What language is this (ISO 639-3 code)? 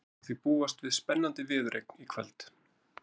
isl